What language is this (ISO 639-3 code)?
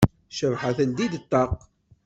kab